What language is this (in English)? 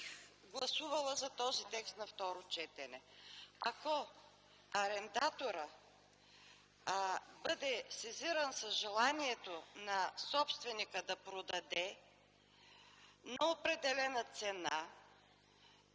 Bulgarian